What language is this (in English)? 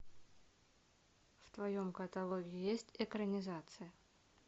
Russian